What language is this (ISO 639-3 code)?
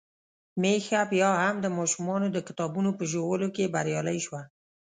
pus